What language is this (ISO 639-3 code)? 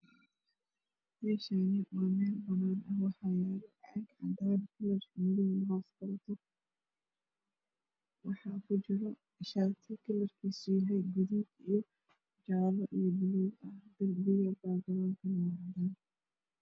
som